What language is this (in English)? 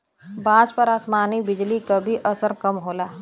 Bhojpuri